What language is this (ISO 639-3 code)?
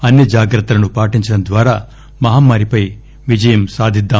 tel